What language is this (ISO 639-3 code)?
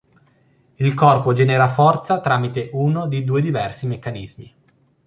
ita